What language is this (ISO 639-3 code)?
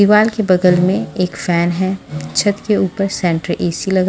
hin